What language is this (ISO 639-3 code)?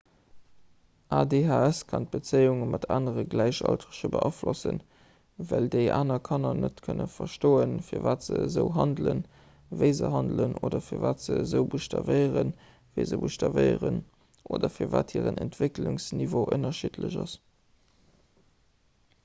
ltz